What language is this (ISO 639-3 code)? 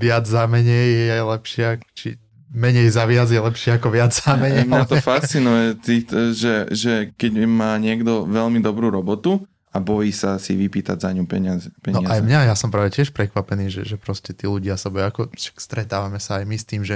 slk